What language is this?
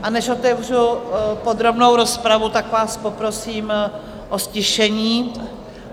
Czech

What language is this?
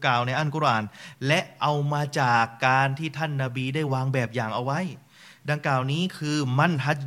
Thai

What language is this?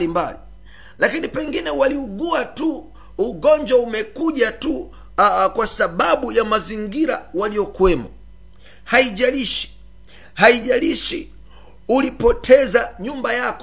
Swahili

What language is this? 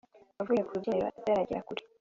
Kinyarwanda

